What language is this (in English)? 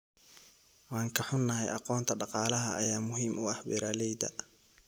Somali